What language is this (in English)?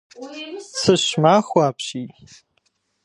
Kabardian